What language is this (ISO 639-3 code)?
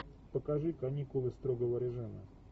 rus